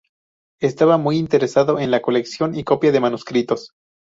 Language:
Spanish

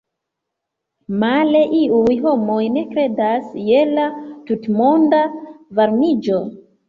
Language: Esperanto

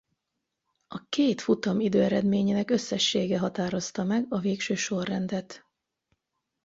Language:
Hungarian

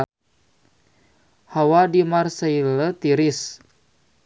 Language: Sundanese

